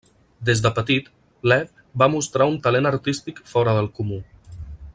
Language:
Catalan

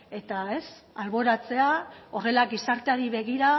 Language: Basque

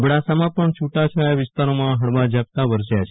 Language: Gujarati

